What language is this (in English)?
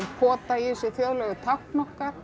Icelandic